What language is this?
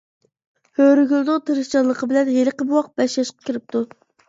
Uyghur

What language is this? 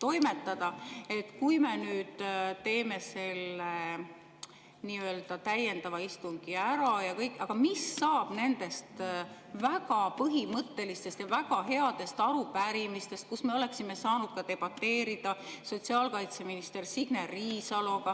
Estonian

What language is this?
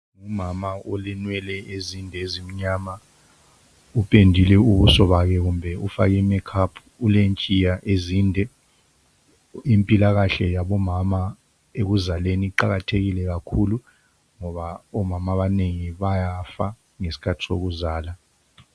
North Ndebele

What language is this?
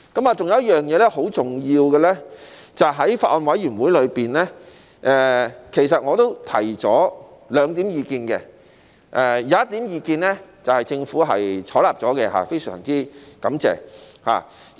Cantonese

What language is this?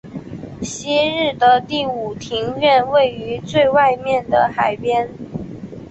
Chinese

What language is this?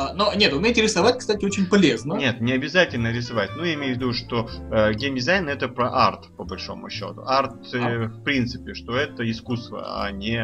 Russian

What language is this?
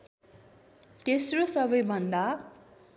Nepali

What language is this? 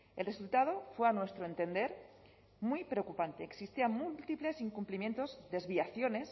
Spanish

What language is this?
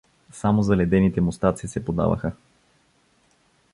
Bulgarian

